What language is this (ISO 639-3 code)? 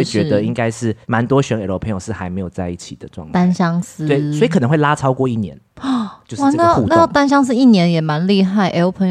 zho